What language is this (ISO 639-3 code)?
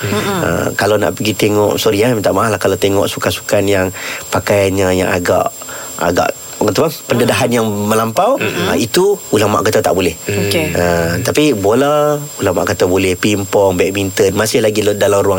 msa